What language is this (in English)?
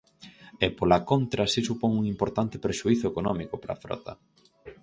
Galician